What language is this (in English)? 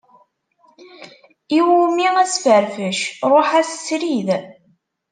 Kabyle